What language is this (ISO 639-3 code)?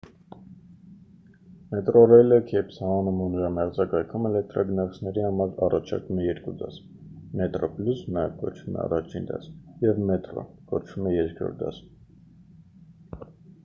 hye